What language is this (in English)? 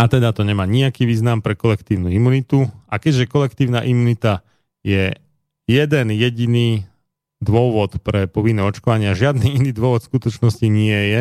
Slovak